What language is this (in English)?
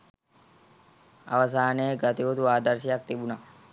Sinhala